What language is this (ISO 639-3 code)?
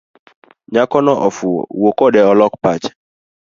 luo